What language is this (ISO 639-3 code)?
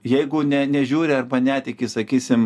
lit